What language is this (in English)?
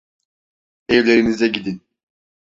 Turkish